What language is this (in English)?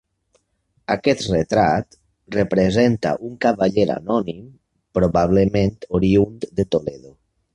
Catalan